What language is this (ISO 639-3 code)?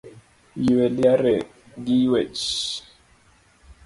luo